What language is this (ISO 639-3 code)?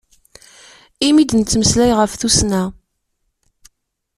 kab